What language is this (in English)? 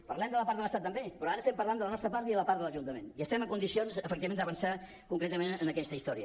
Catalan